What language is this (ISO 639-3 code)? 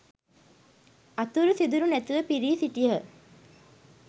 sin